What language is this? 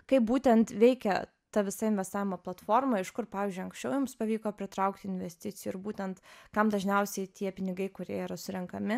Lithuanian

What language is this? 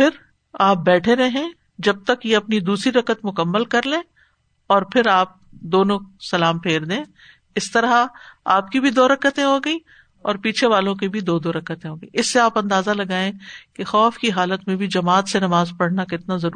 Urdu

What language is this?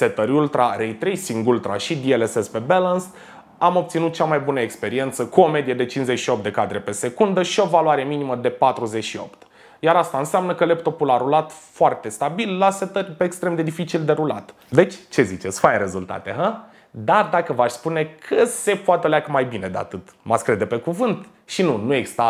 Romanian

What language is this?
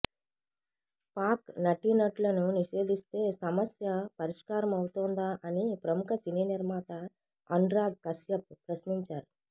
Telugu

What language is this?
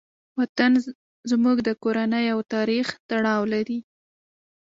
Pashto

